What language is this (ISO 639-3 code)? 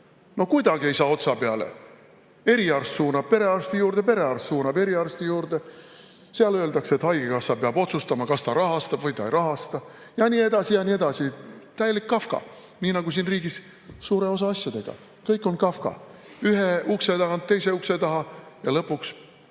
est